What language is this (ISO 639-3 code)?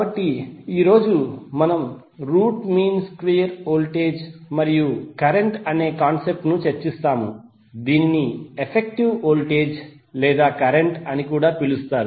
tel